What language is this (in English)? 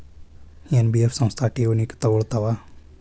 Kannada